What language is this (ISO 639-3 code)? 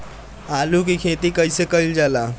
bho